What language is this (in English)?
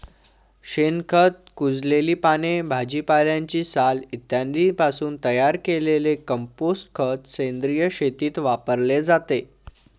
Marathi